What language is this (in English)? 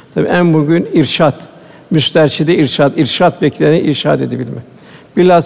Turkish